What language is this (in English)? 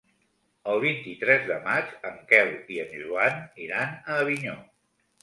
Catalan